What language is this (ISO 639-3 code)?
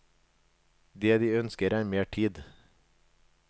nor